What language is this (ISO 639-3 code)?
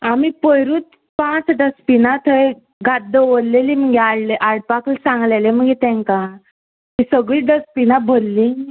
kok